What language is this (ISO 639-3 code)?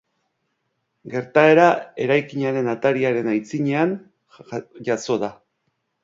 eus